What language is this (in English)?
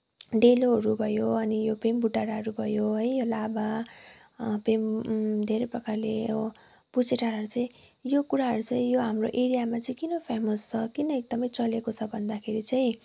Nepali